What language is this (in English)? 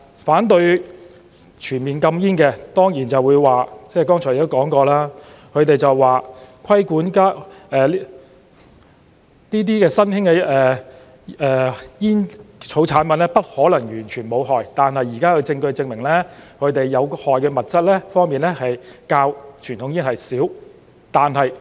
Cantonese